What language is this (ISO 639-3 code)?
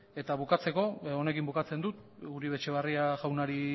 eus